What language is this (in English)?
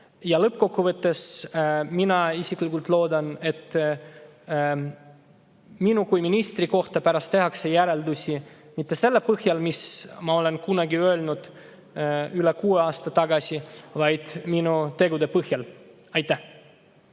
Estonian